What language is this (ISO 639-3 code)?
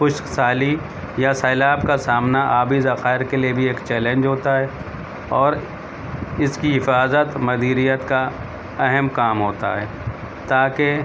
urd